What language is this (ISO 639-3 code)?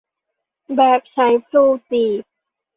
tha